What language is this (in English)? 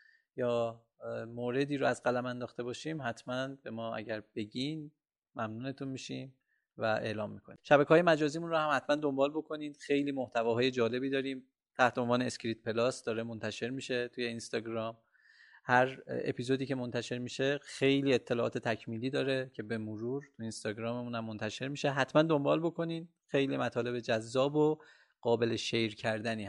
Persian